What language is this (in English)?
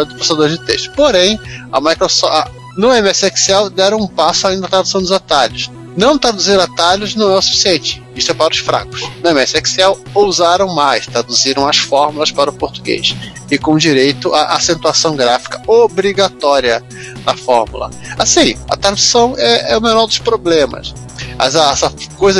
Portuguese